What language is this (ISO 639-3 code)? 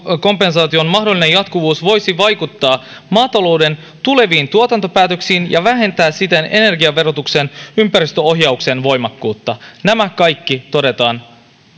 fin